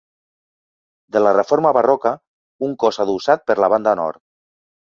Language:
Catalan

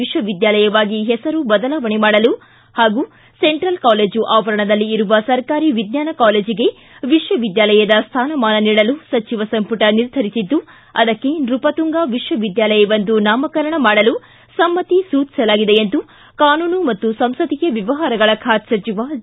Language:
Kannada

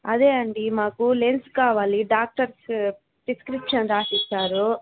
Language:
Telugu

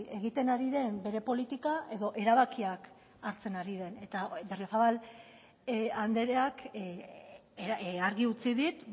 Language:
Basque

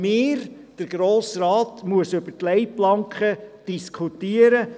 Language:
Swiss German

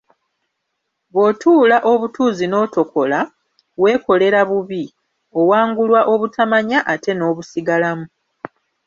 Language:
Ganda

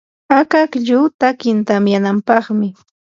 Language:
Yanahuanca Pasco Quechua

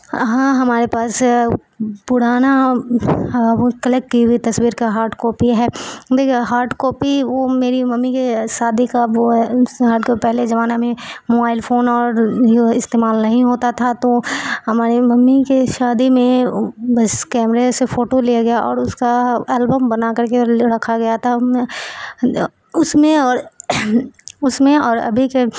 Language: Urdu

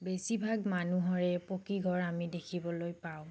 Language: Assamese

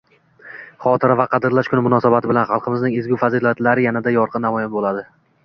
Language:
Uzbek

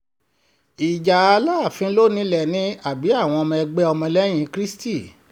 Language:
Yoruba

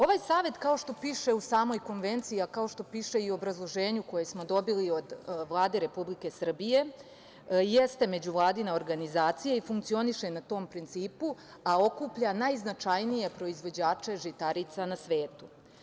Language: Serbian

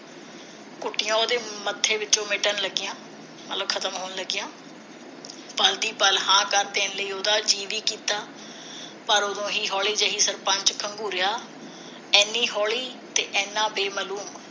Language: Punjabi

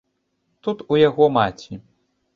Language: Belarusian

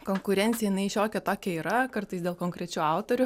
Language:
Lithuanian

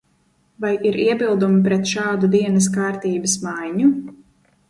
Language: Latvian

